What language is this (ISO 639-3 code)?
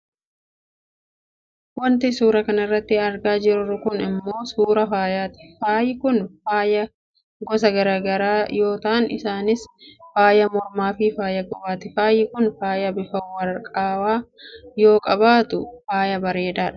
orm